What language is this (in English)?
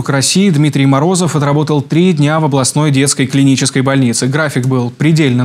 Russian